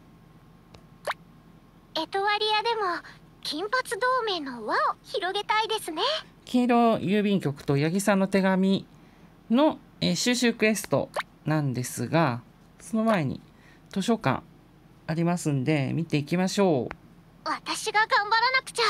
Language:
Japanese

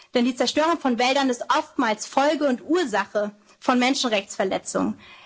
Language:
German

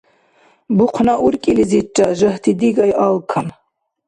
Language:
Dargwa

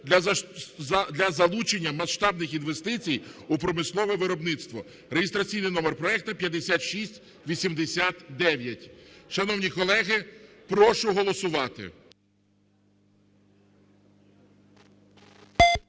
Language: Ukrainian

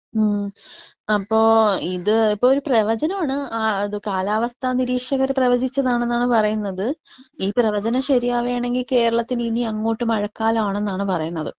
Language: Malayalam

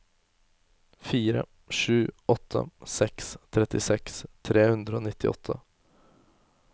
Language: Norwegian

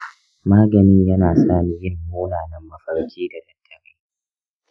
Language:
Hausa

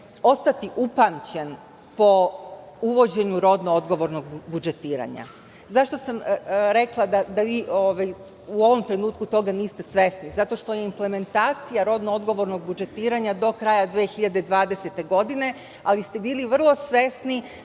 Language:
Serbian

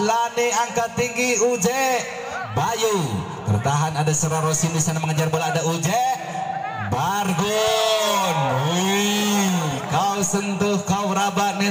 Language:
Indonesian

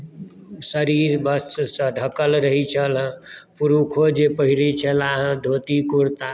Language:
Maithili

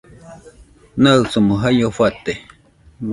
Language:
Nüpode Huitoto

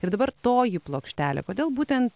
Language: Lithuanian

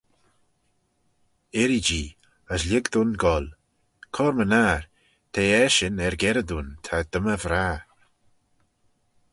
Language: Manx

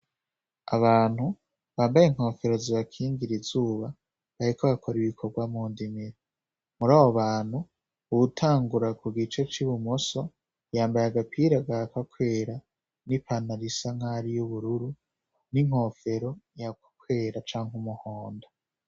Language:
Rundi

